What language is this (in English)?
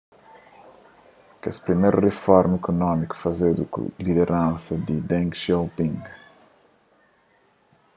Kabuverdianu